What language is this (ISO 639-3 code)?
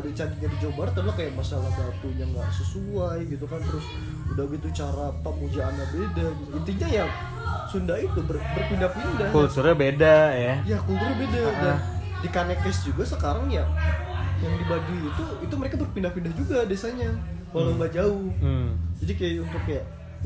ind